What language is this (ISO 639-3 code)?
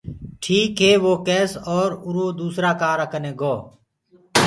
ggg